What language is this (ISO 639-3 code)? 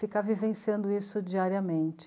por